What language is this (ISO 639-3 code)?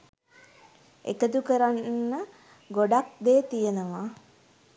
sin